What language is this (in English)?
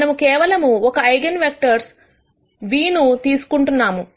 Telugu